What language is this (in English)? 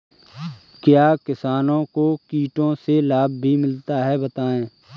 Hindi